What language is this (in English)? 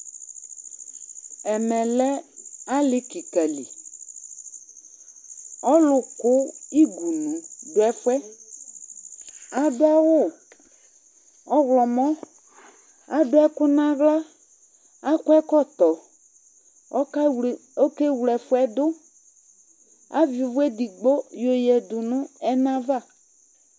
Ikposo